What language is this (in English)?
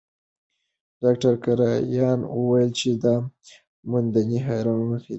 Pashto